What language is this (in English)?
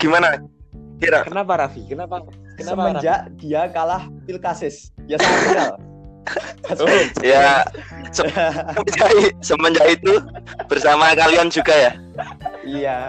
Indonesian